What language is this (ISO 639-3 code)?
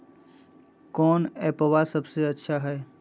mag